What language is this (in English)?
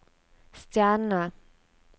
Norwegian